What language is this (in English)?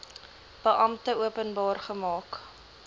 Afrikaans